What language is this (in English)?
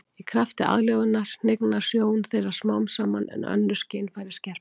Icelandic